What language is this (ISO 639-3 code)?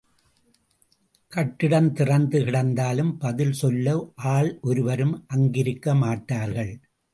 tam